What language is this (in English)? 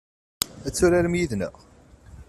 Kabyle